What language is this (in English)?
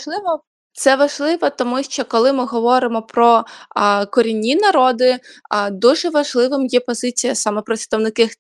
Ukrainian